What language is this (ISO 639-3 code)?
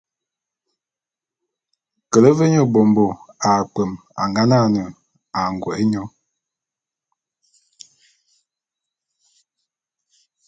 bum